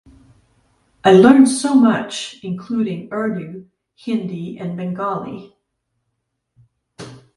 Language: English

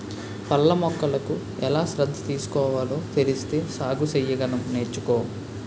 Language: Telugu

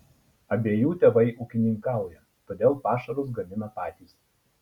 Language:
Lithuanian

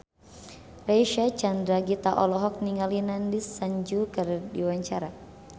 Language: Sundanese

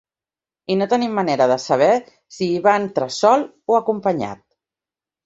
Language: Catalan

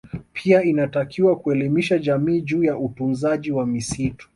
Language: Swahili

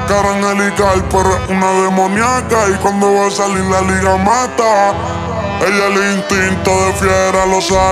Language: Arabic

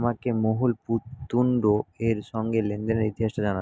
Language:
Bangla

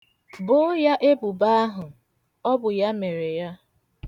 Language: Igbo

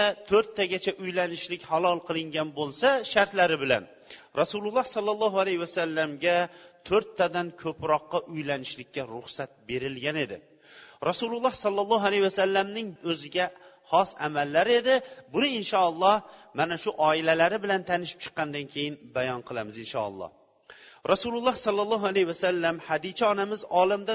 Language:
Bulgarian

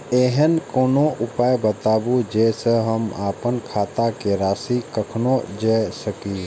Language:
Maithili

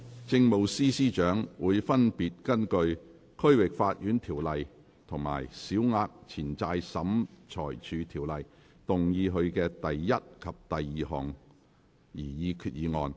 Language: Cantonese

